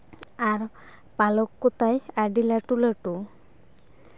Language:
Santali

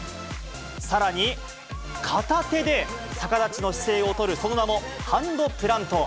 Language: Japanese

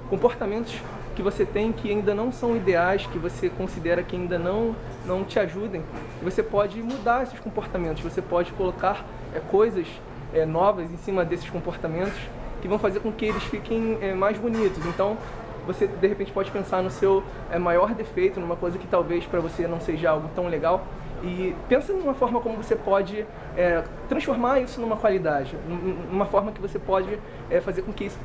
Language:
Portuguese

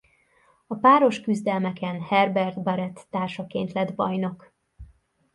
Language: Hungarian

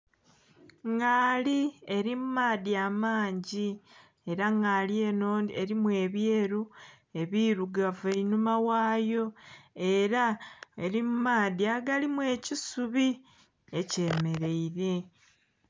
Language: Soga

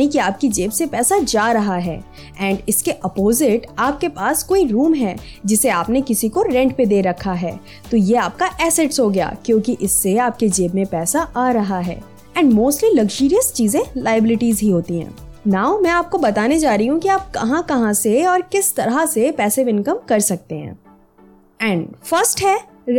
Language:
Hindi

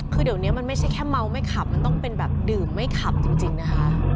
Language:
Thai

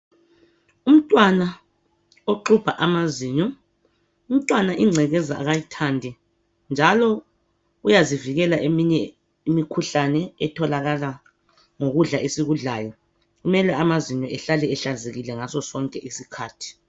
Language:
North Ndebele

